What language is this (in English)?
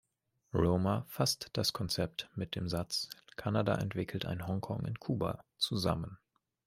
German